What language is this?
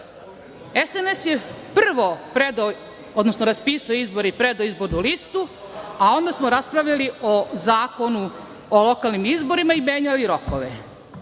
Serbian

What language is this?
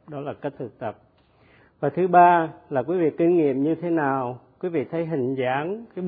Vietnamese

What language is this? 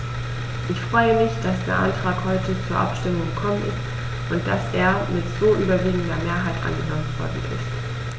German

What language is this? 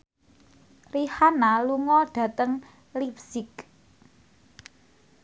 Javanese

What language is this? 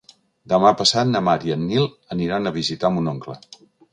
Catalan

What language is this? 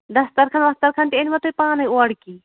Kashmiri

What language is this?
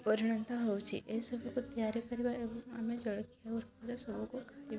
Odia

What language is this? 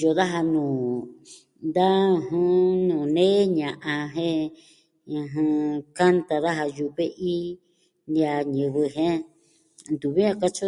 Southwestern Tlaxiaco Mixtec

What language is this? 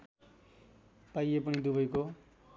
Nepali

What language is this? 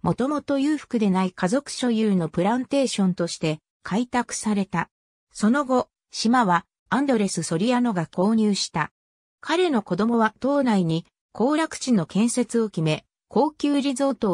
Japanese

